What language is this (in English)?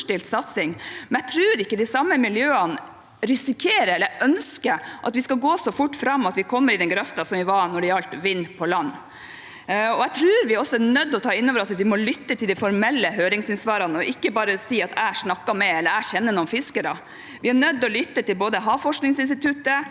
Norwegian